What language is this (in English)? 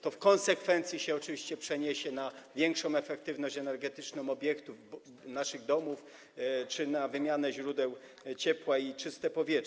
Polish